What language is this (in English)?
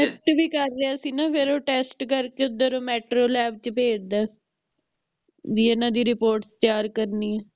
Punjabi